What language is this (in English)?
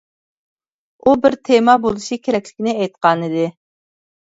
Uyghur